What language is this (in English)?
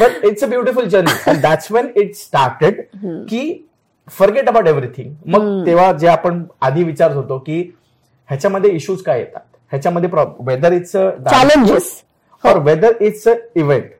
Marathi